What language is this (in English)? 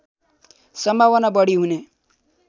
Nepali